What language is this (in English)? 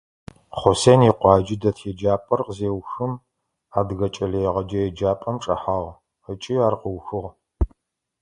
Adyghe